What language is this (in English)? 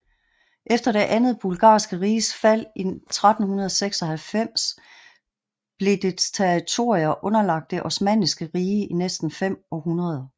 Danish